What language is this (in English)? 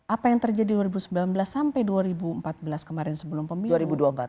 Indonesian